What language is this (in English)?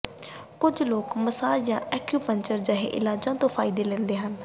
Punjabi